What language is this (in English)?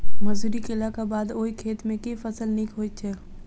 Maithili